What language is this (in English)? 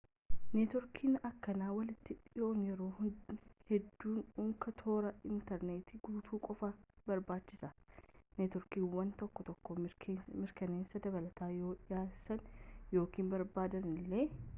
Oromo